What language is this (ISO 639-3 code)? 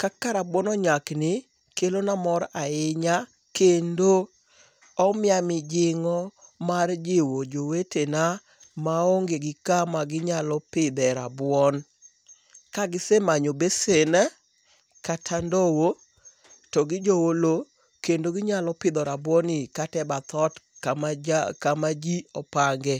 luo